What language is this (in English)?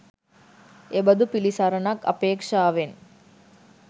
Sinhala